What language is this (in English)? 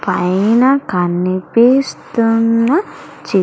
Telugu